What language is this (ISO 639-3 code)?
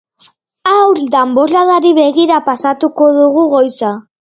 eus